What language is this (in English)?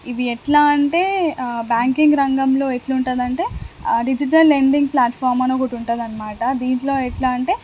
Telugu